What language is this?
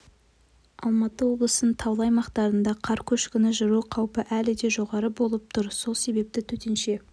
Kazakh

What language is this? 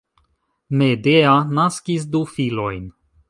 Esperanto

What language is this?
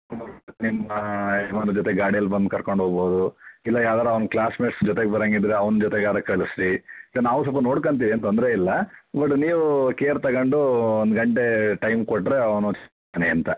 Kannada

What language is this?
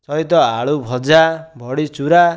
Odia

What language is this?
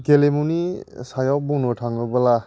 Bodo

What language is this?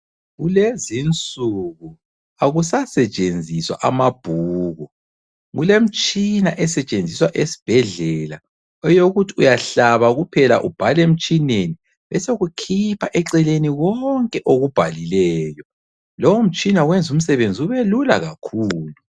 North Ndebele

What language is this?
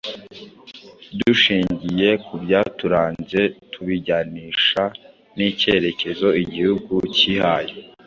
Kinyarwanda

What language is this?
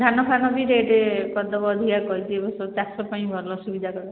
Odia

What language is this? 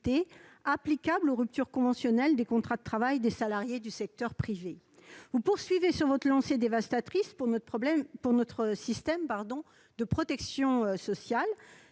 French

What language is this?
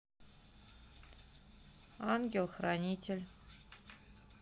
Russian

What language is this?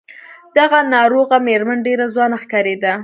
Pashto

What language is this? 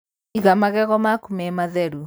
Kikuyu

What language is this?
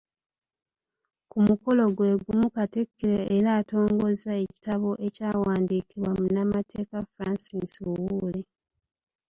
Ganda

